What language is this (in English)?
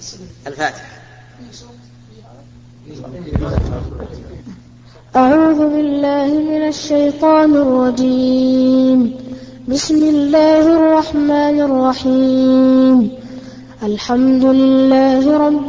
Arabic